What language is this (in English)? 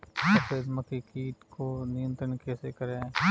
Hindi